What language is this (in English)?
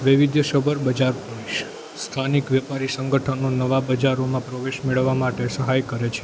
Gujarati